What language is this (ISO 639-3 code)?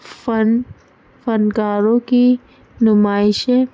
urd